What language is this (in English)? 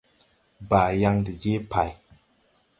Tupuri